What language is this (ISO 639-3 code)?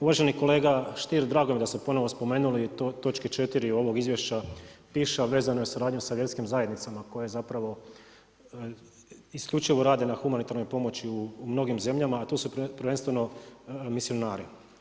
hrv